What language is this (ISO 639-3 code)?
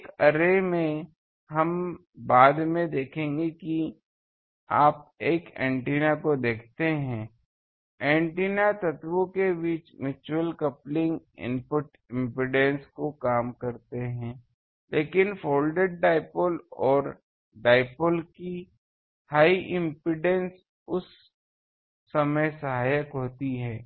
hin